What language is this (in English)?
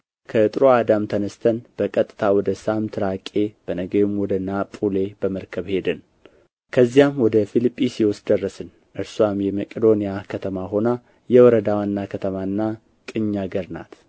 Amharic